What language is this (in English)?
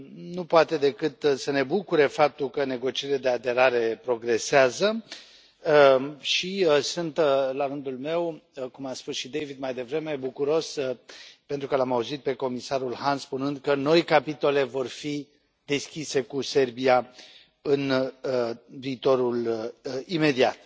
Romanian